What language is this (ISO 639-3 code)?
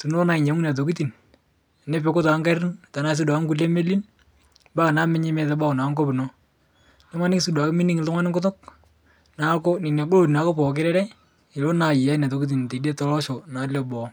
mas